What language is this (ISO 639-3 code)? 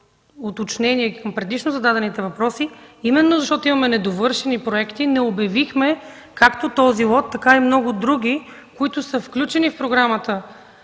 bul